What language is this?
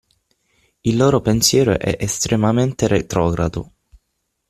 Italian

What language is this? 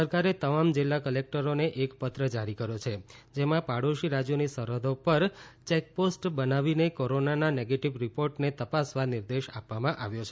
Gujarati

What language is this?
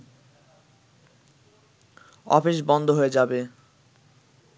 Bangla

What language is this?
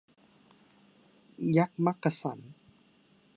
Thai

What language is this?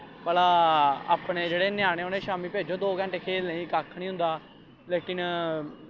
Dogri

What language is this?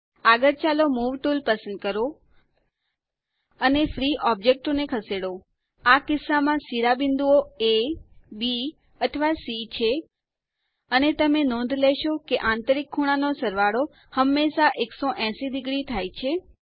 Gujarati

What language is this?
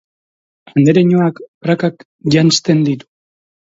Basque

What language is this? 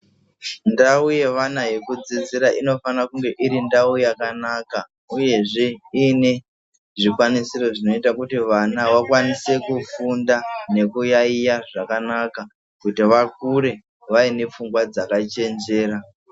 Ndau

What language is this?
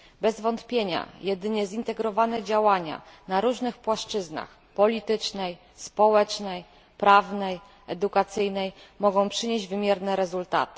Polish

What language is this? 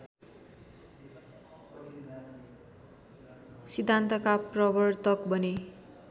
Nepali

